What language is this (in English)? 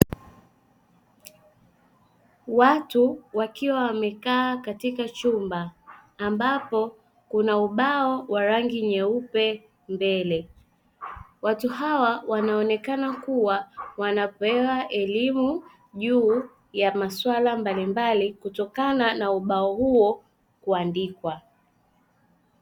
Swahili